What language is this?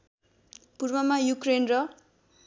Nepali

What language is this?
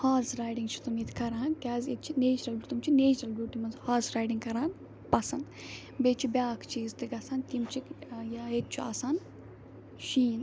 Kashmiri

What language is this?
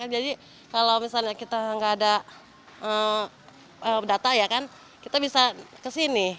Indonesian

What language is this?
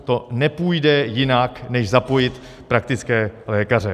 Czech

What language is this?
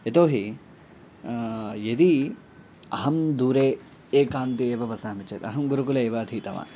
Sanskrit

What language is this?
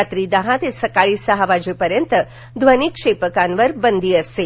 Marathi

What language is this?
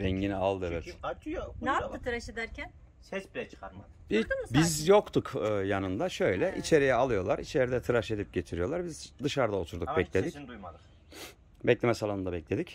Turkish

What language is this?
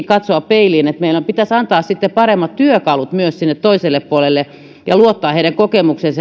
Finnish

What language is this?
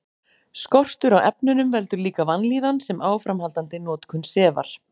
Icelandic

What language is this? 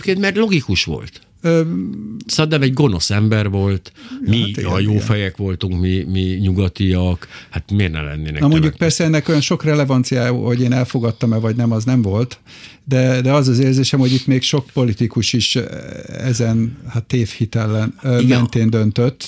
Hungarian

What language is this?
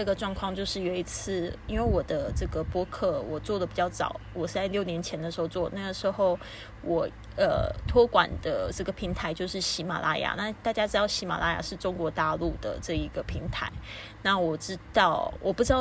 Chinese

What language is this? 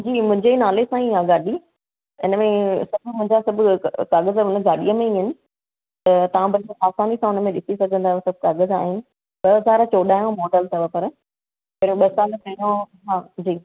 Sindhi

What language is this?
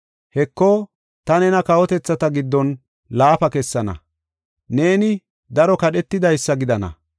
Gofa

